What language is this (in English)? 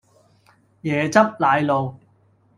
Cantonese